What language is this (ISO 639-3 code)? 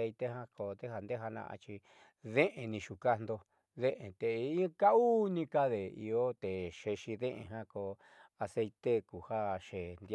mxy